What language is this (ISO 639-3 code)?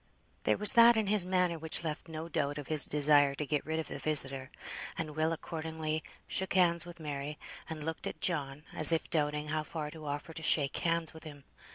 eng